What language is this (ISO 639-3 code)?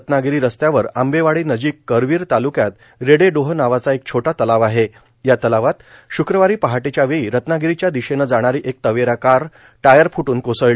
mar